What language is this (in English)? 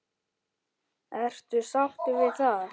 Icelandic